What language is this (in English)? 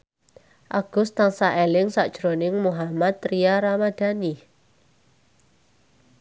Javanese